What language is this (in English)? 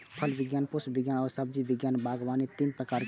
Maithili